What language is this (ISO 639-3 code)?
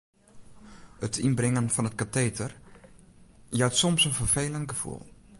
fry